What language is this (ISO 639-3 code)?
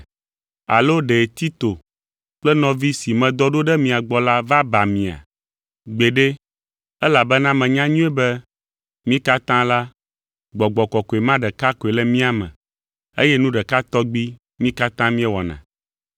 ewe